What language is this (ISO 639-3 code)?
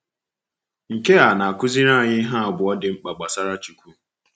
ibo